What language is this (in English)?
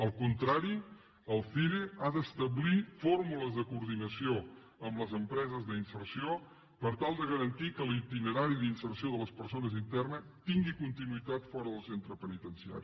Catalan